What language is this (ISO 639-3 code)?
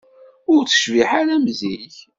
kab